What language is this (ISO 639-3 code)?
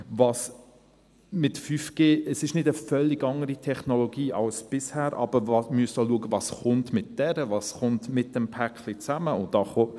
gsw